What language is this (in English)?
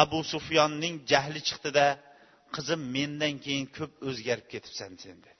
Bulgarian